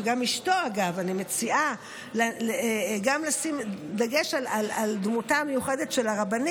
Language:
Hebrew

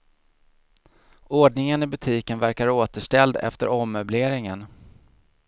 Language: Swedish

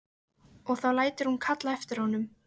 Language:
Icelandic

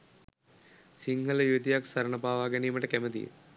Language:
Sinhala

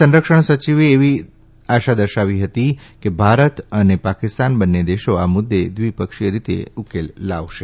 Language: Gujarati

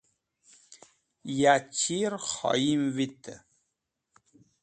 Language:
Wakhi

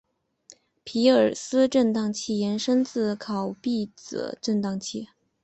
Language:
Chinese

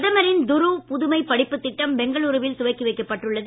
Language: Tamil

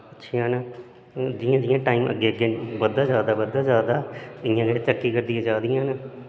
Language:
Dogri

